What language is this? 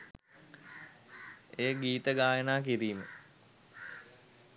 Sinhala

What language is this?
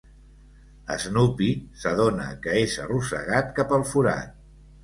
Catalan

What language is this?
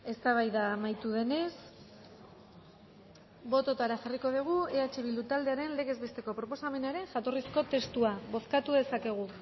Basque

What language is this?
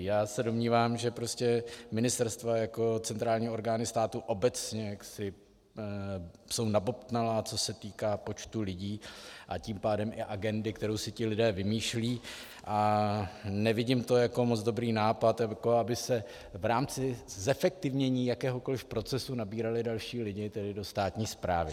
Czech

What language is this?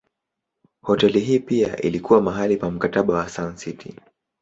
Swahili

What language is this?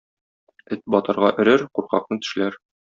Tatar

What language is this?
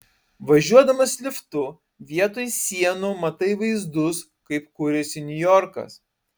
Lithuanian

